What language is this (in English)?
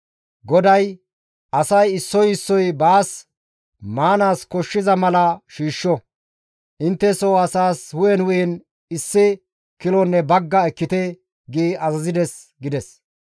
Gamo